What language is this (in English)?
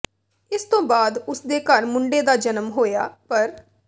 Punjabi